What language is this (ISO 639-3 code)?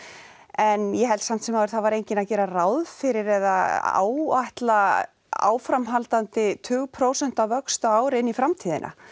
isl